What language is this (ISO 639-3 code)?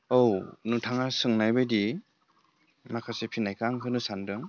brx